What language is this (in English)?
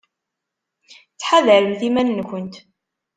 Kabyle